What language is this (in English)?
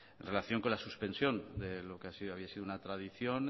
Spanish